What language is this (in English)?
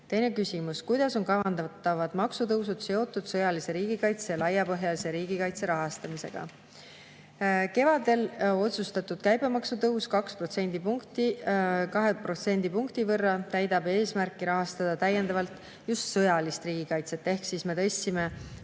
Estonian